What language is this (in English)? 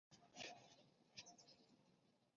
Chinese